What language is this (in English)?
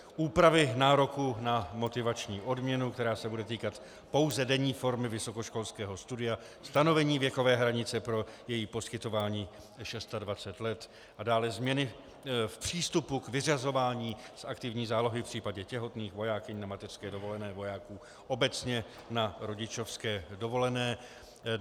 Czech